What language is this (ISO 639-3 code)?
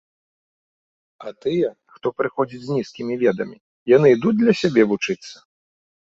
bel